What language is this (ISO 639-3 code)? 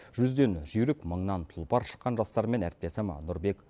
kaz